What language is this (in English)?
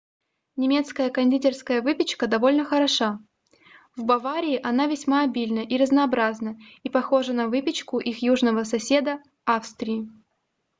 Russian